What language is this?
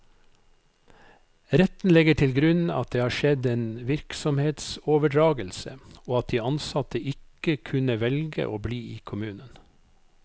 Norwegian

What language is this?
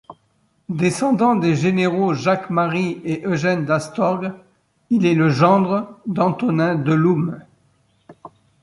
French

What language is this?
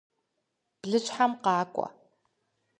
Kabardian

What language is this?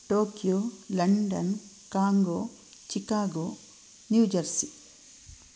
Sanskrit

